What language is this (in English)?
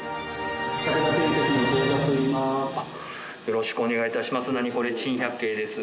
Japanese